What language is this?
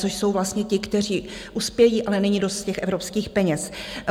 Czech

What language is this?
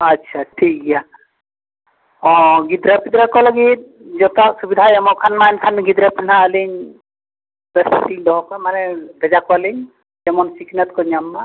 Santali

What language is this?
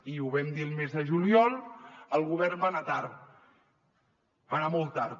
Catalan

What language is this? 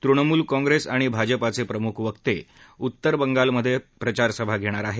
Marathi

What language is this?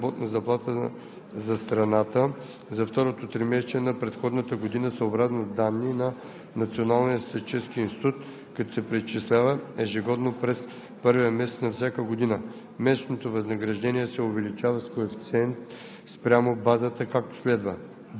Bulgarian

